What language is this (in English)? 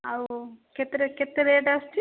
Odia